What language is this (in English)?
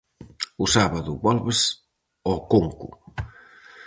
Galician